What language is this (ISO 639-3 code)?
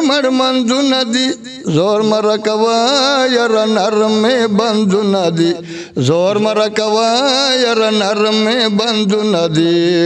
ron